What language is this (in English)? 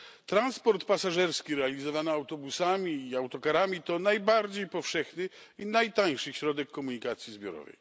Polish